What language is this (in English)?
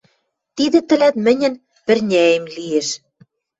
Western Mari